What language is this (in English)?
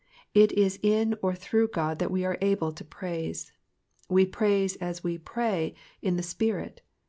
English